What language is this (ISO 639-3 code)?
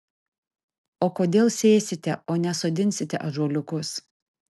lit